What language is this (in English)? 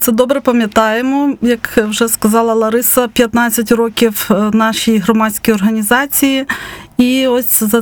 Ukrainian